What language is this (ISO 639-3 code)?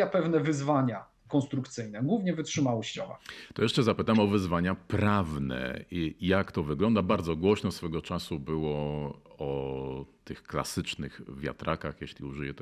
pol